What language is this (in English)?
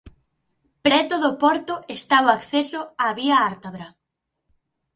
Galician